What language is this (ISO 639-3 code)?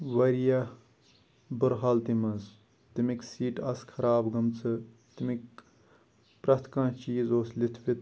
kas